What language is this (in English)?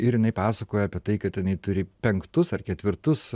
Lithuanian